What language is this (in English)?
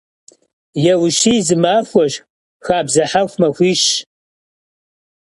Kabardian